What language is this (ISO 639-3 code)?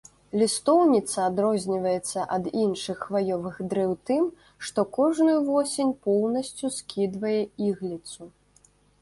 bel